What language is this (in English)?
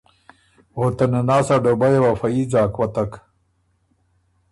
Ormuri